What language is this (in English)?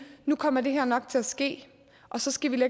Danish